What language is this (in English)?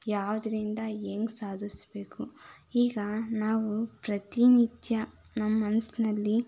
Kannada